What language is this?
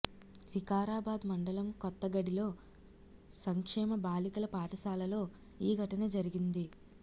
Telugu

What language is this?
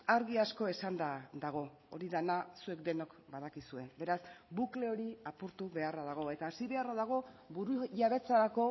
Basque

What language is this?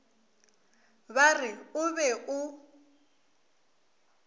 Northern Sotho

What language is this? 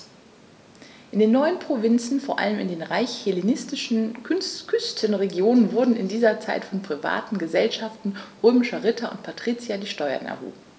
German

